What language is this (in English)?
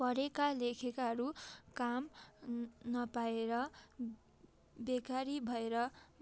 Nepali